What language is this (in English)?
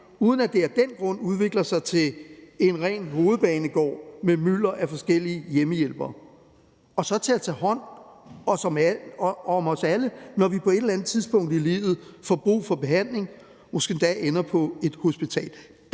Danish